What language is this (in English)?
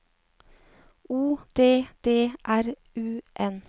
Norwegian